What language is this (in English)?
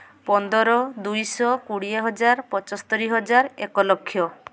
Odia